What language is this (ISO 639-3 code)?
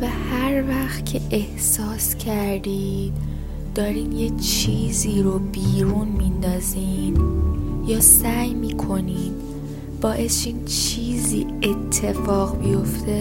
fas